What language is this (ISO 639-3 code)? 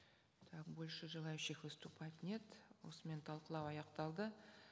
kaz